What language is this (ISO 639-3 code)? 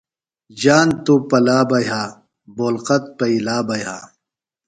phl